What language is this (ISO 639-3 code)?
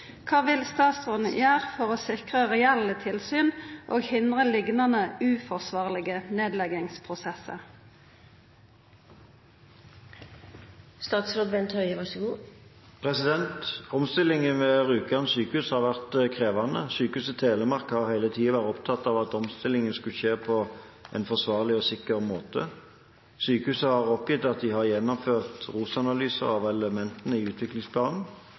nor